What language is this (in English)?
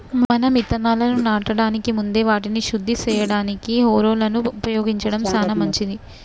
Telugu